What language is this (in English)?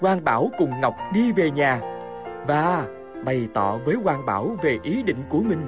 Vietnamese